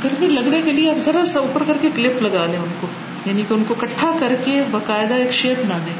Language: Urdu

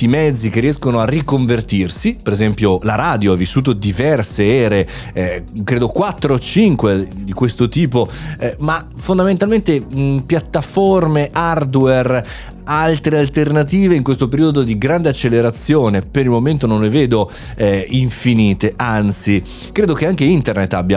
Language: Italian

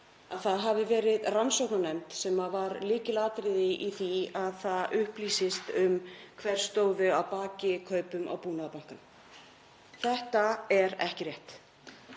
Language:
Icelandic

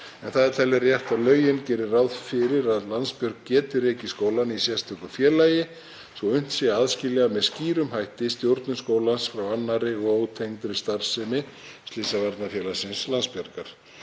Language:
Icelandic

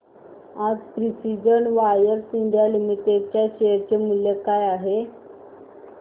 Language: Marathi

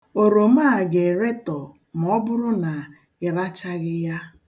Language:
Igbo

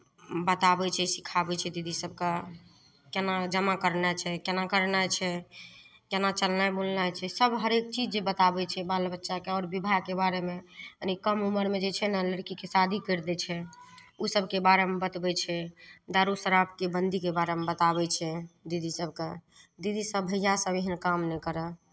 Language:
Maithili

